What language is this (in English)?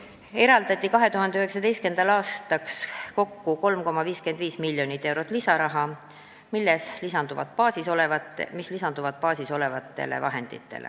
Estonian